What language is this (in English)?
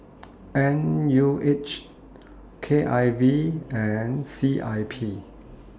English